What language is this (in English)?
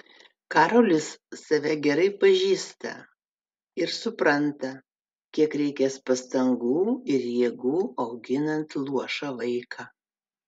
Lithuanian